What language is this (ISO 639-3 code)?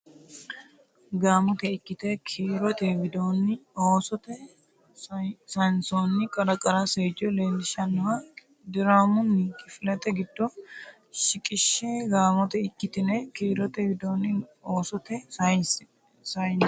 sid